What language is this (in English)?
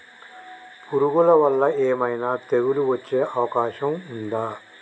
Telugu